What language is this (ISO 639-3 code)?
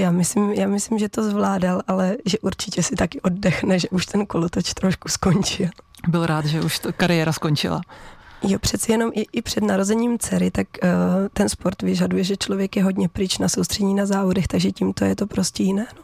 ces